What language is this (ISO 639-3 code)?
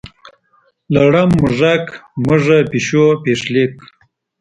pus